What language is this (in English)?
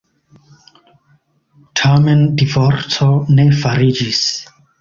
Esperanto